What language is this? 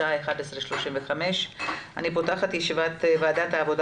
Hebrew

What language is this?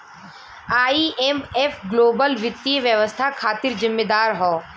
Bhojpuri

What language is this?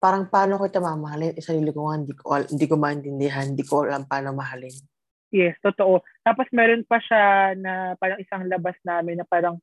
Filipino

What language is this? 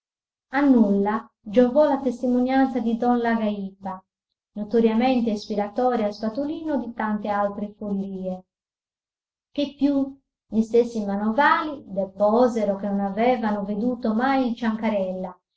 Italian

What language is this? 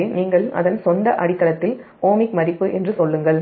Tamil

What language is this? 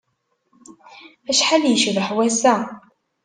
Kabyle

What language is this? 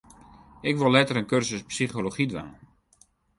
Western Frisian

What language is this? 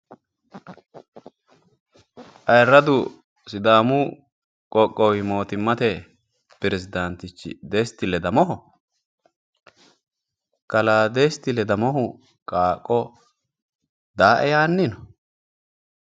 Sidamo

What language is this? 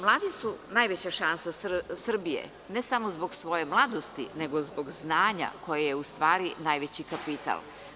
Serbian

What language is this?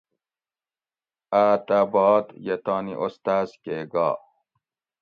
Gawri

